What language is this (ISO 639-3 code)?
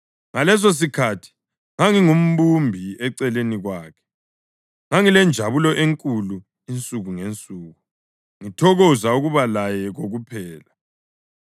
nde